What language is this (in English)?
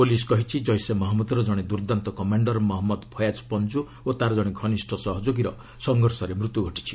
Odia